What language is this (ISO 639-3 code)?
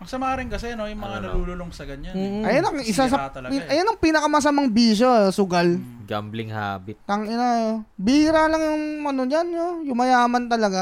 fil